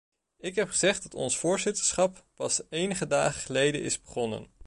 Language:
Dutch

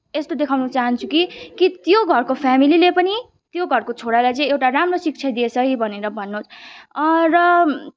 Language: Nepali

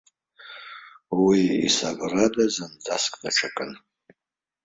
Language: Abkhazian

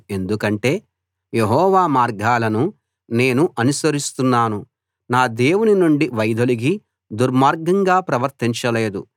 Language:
Telugu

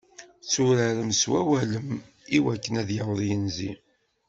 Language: Kabyle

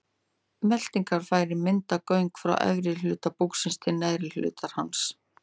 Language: Icelandic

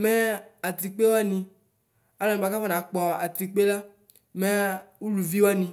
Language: Ikposo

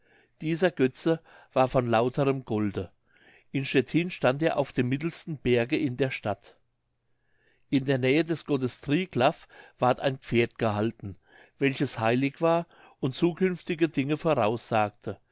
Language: German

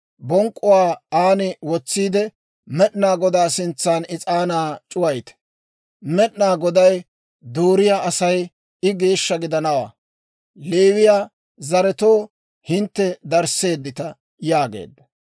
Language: Dawro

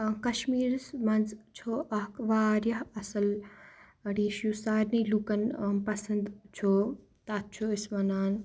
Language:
Kashmiri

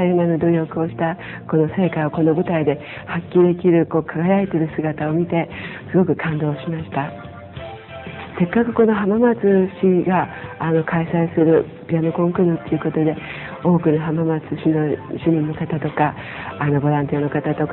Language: Japanese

